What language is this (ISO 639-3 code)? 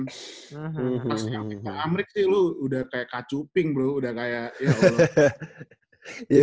ind